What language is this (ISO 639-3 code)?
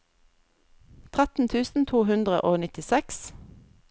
nor